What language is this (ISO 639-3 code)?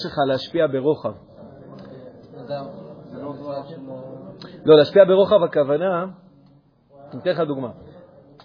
heb